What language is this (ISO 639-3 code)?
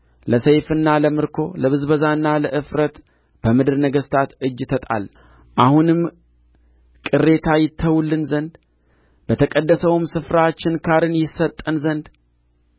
amh